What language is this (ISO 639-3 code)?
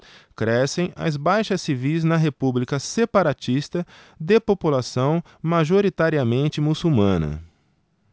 por